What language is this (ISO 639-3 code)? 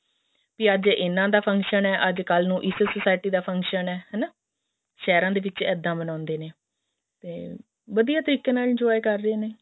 pan